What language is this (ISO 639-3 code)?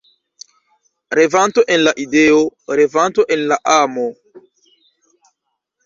epo